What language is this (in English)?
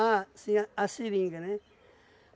Portuguese